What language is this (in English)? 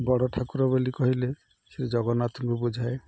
Odia